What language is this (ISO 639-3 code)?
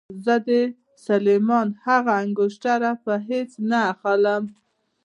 pus